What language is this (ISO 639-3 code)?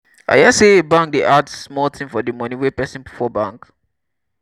pcm